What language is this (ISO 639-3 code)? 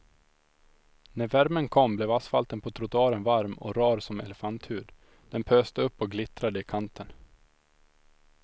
swe